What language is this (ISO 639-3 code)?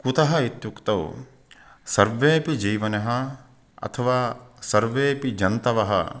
san